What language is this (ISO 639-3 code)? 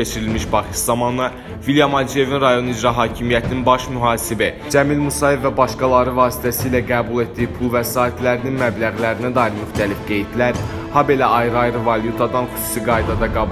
tur